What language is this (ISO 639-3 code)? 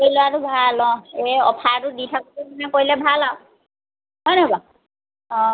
asm